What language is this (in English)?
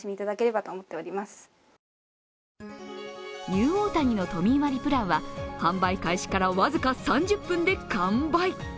Japanese